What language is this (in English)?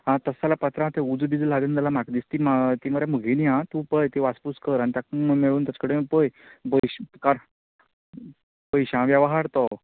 Konkani